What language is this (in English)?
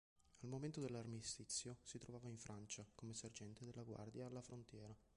Italian